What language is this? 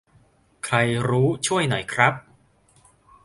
Thai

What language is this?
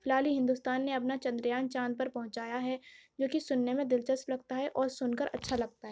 Urdu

